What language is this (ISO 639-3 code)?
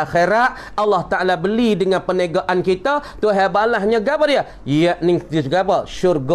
msa